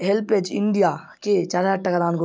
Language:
Bangla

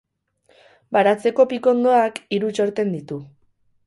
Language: Basque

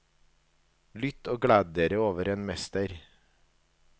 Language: Norwegian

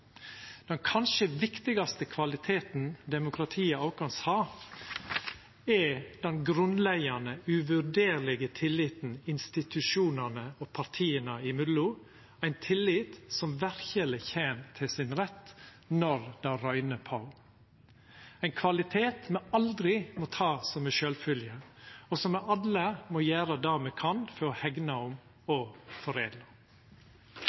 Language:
Norwegian Nynorsk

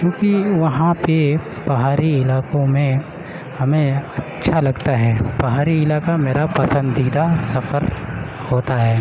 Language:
Urdu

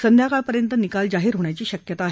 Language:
Marathi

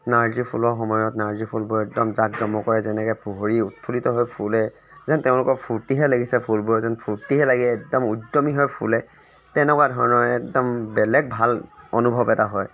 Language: Assamese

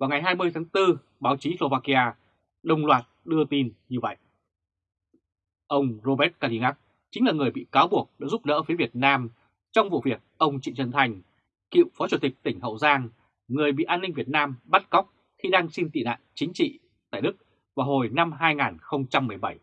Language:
Vietnamese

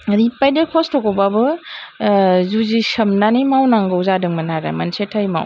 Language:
Bodo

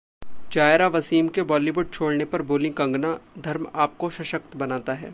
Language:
Hindi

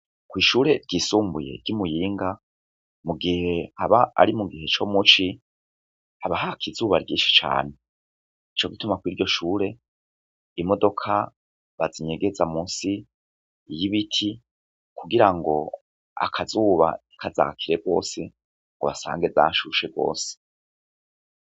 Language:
Rundi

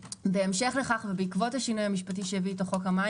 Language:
Hebrew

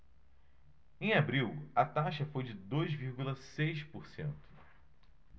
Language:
Portuguese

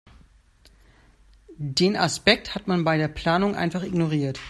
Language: German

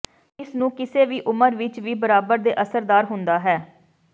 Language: Punjabi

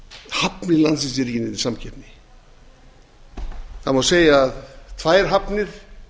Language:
Icelandic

